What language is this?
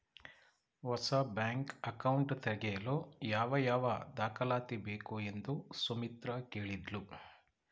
Kannada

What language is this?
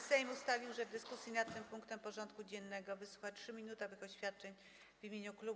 Polish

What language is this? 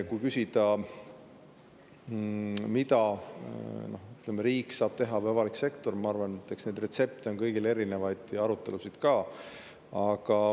Estonian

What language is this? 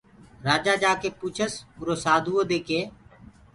Gurgula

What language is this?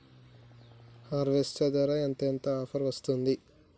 Telugu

